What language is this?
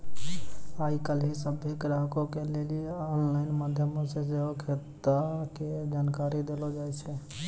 Maithili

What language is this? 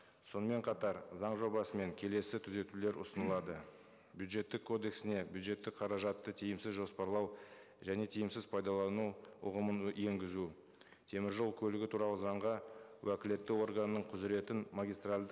Kazakh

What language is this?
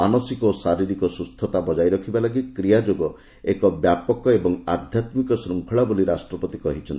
Odia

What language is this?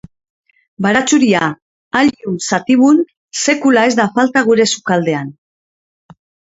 Basque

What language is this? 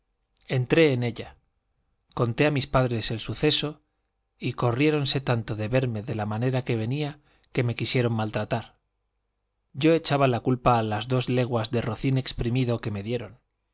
Spanish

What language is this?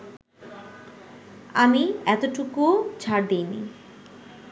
Bangla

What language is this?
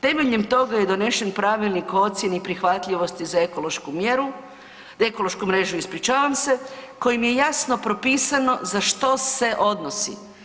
Croatian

